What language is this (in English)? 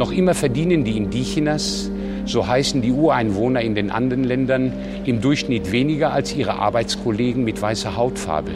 German